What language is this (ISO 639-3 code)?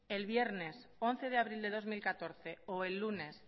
spa